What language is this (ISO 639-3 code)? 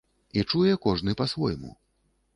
bel